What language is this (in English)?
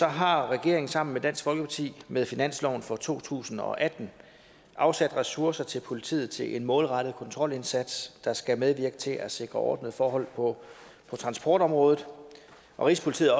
Danish